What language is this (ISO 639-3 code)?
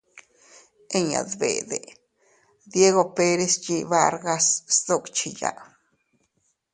cut